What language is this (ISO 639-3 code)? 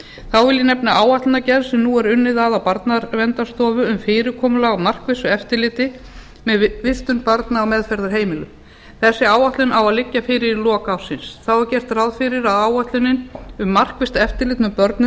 isl